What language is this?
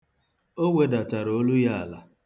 Igbo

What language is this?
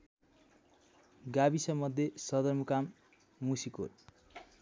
Nepali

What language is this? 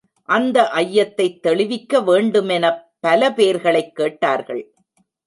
Tamil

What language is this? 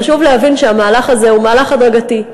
Hebrew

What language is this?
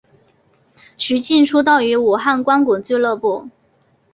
Chinese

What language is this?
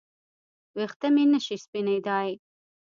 Pashto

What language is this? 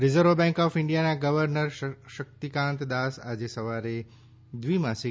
Gujarati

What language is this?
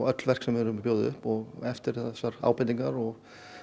Icelandic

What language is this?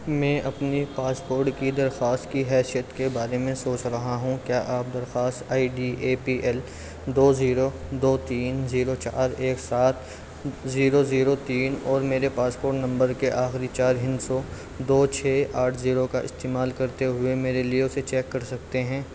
Urdu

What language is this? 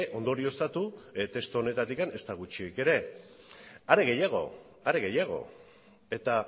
Basque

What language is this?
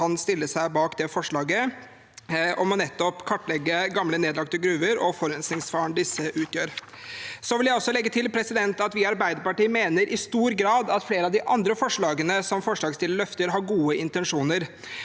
Norwegian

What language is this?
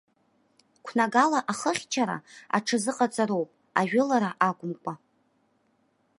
Abkhazian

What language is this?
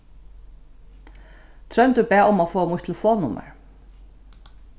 Faroese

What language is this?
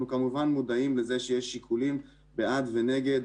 Hebrew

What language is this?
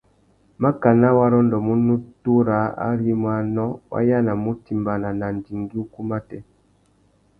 Tuki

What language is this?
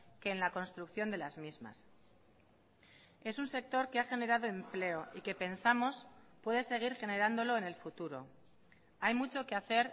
Spanish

